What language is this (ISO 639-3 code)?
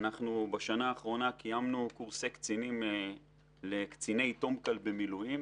heb